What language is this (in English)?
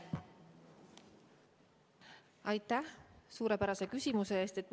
Estonian